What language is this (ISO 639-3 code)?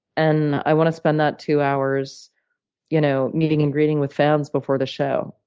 eng